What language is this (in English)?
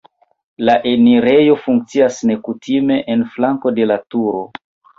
Esperanto